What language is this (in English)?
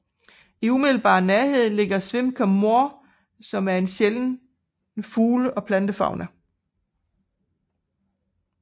Danish